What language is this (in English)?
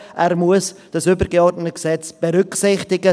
Swiss German